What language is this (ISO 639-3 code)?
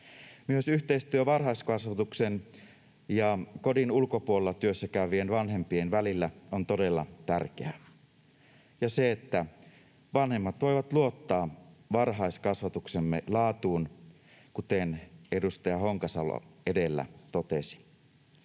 fin